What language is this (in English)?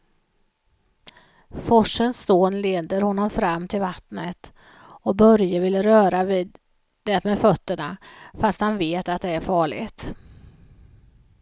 Swedish